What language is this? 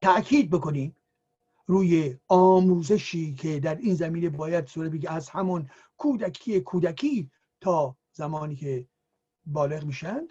Persian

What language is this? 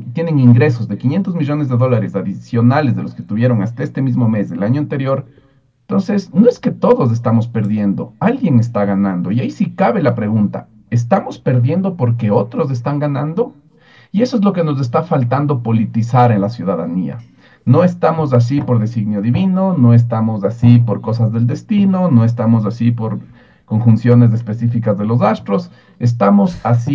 Spanish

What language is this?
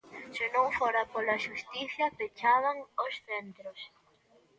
Galician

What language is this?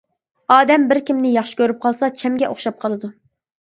Uyghur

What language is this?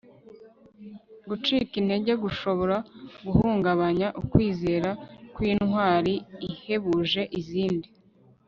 Kinyarwanda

